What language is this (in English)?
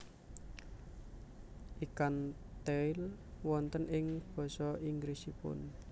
Javanese